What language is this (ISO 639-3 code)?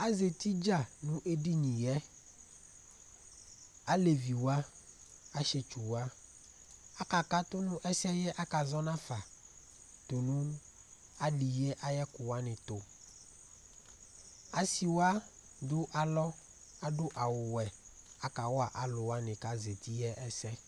kpo